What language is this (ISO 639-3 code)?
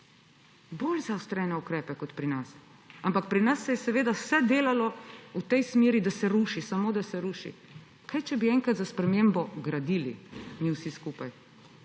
slv